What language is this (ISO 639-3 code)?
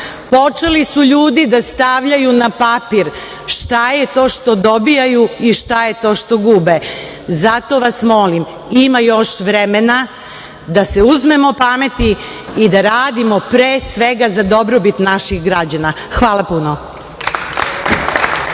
srp